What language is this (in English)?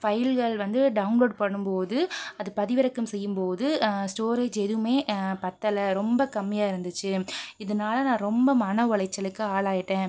Tamil